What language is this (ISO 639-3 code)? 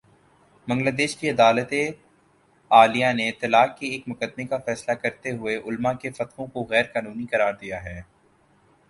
urd